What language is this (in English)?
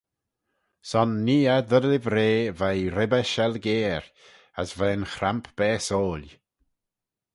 Manx